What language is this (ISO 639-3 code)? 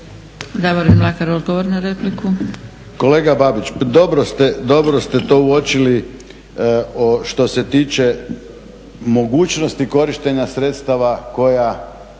hrv